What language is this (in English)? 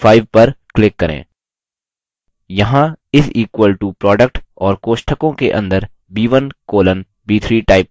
Hindi